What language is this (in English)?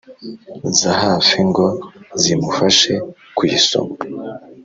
Kinyarwanda